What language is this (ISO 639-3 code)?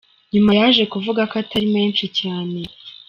kin